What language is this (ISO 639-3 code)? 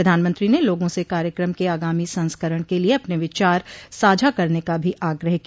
hin